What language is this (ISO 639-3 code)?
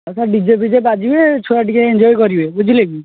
ori